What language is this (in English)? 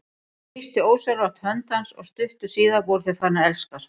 Icelandic